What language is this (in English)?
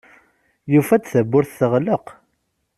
Kabyle